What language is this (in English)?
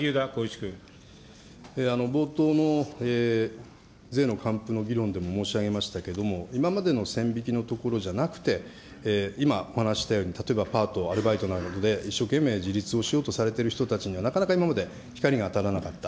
Japanese